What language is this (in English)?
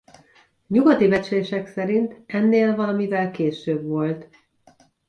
Hungarian